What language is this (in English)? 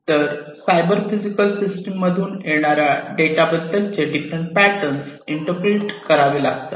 Marathi